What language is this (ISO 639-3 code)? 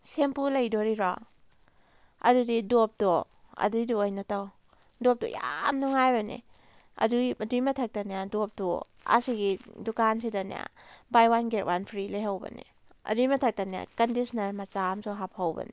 mni